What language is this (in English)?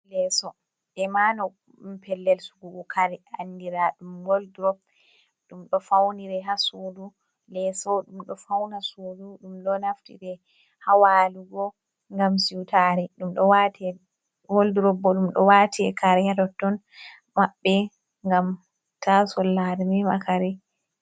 Fula